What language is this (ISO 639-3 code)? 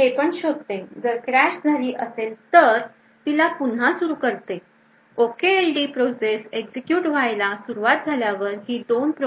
mar